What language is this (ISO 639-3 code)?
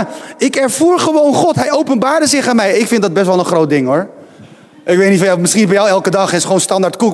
nld